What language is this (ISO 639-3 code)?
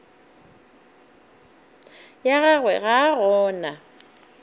nso